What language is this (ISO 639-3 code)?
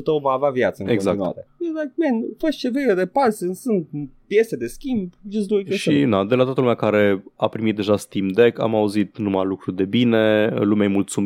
ron